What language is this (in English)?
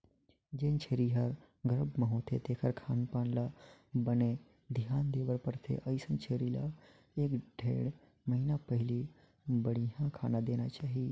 Chhattisgarhi